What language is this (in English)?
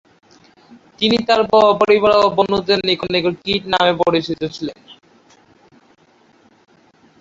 Bangla